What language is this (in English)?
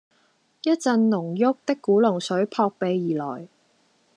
Cantonese